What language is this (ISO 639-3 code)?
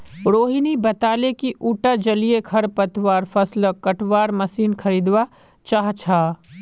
mag